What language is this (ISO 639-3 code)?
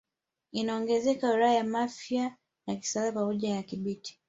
swa